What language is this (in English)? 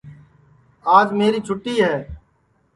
Sansi